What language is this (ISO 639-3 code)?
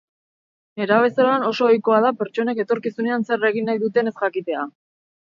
eus